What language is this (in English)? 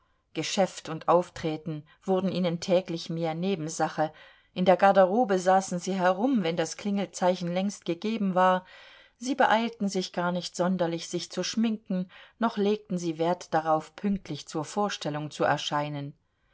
German